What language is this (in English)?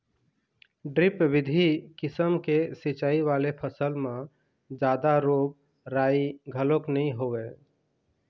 Chhattisgarhi